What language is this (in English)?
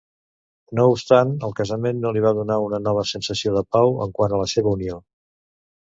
Catalan